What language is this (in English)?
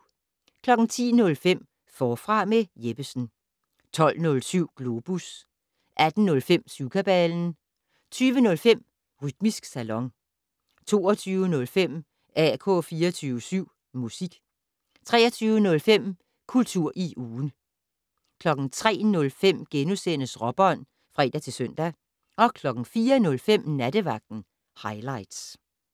Danish